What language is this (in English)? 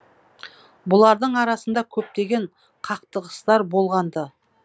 Kazakh